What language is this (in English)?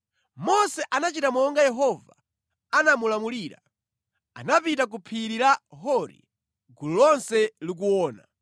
Nyanja